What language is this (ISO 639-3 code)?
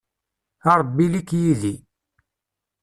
kab